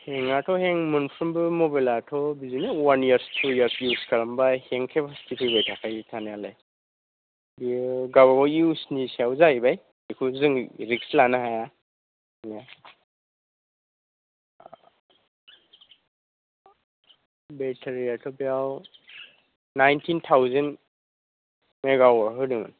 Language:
Bodo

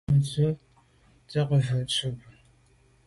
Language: Medumba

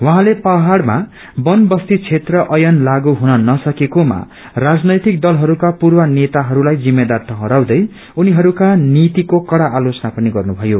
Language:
Nepali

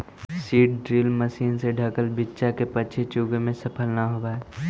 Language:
Magahi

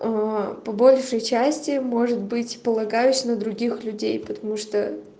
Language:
Russian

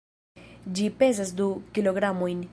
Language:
Esperanto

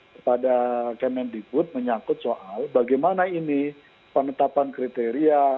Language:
Indonesian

